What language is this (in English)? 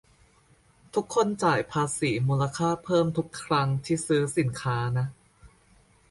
Thai